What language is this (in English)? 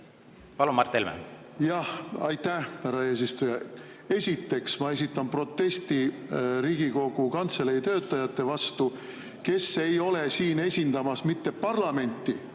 Estonian